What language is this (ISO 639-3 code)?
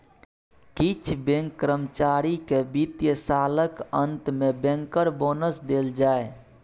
mai